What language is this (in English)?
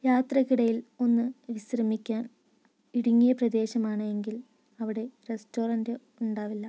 Malayalam